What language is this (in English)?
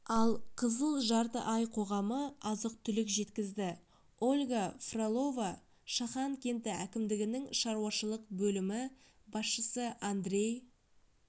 Kazakh